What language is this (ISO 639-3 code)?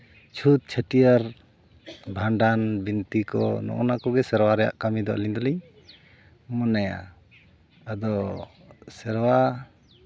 sat